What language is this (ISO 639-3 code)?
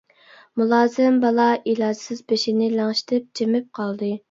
uig